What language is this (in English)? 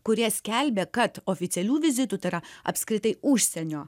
Lithuanian